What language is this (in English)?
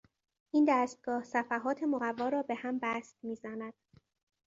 Persian